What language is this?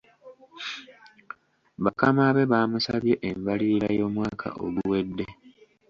Ganda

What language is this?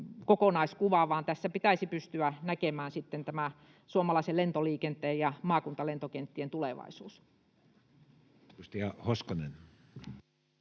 Finnish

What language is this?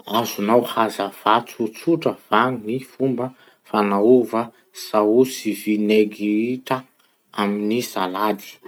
Masikoro Malagasy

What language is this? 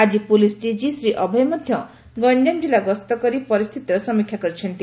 Odia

